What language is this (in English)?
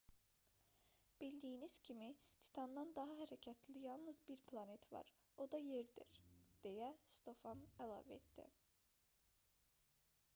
Azerbaijani